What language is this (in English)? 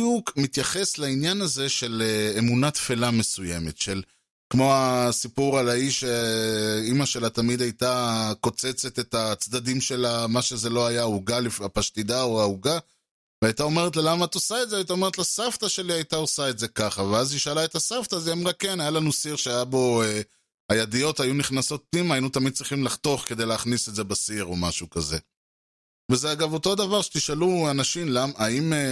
Hebrew